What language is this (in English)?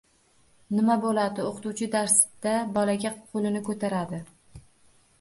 Uzbek